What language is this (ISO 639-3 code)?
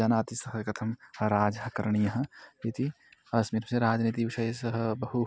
san